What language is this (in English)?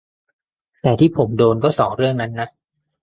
Thai